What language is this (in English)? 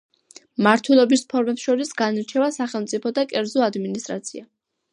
Georgian